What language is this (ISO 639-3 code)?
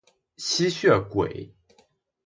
zho